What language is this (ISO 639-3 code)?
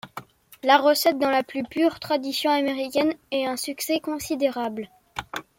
fra